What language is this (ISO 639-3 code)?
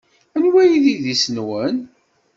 kab